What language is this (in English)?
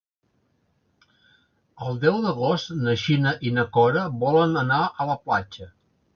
Catalan